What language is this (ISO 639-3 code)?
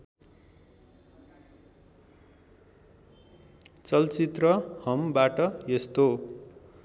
nep